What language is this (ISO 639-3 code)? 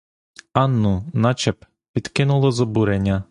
ukr